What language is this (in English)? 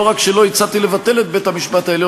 Hebrew